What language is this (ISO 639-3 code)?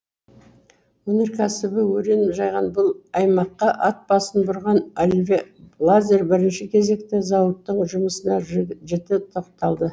kaz